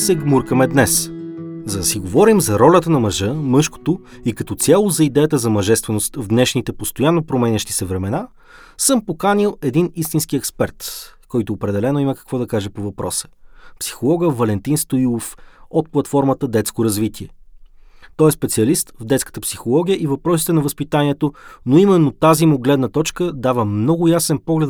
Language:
Bulgarian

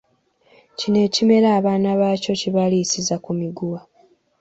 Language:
Ganda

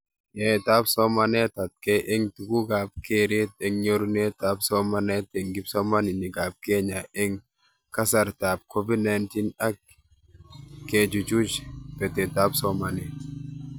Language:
Kalenjin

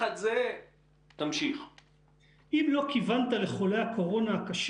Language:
Hebrew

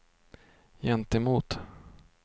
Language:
Swedish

